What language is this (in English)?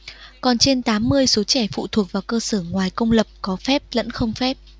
Vietnamese